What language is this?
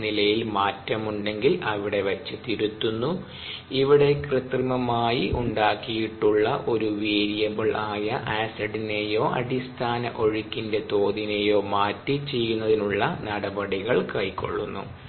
Malayalam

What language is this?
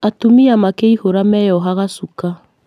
Kikuyu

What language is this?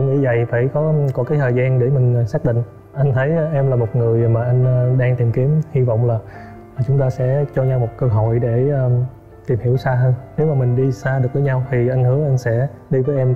Vietnamese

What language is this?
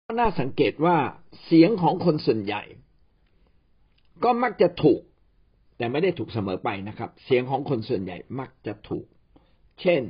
Thai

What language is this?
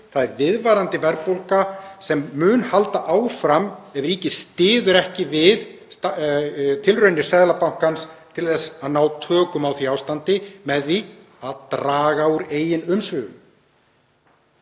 Icelandic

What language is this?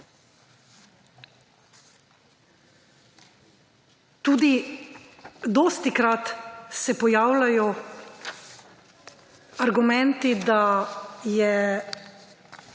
Slovenian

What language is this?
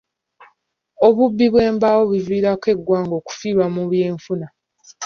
Ganda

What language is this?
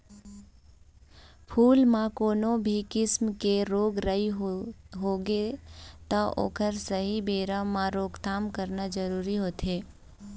Chhattisgarhi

